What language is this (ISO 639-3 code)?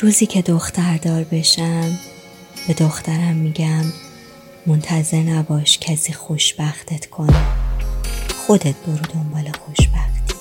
fas